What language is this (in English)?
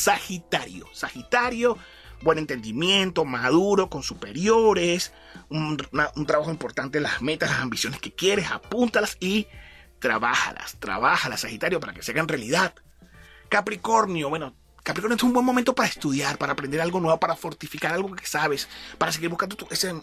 Spanish